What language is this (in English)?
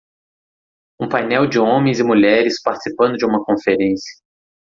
Portuguese